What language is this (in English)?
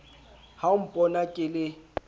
Southern Sotho